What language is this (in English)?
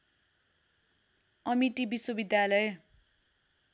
Nepali